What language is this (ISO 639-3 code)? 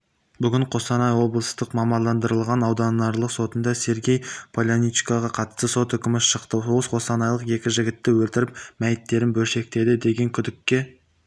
kaz